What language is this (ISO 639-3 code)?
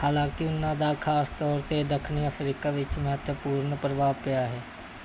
pan